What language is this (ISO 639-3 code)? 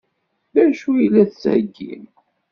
kab